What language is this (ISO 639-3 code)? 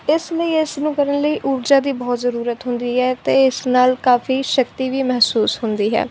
pan